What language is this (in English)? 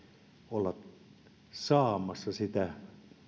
Finnish